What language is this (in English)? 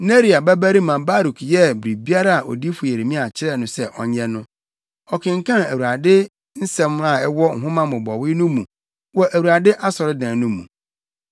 Akan